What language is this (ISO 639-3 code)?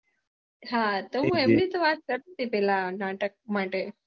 guj